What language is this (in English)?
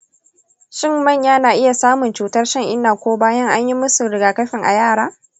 Hausa